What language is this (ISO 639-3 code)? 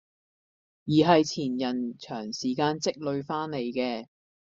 yue